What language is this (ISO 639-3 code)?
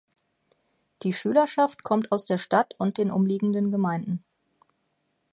deu